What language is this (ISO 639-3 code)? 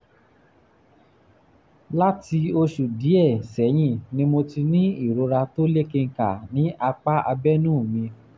yor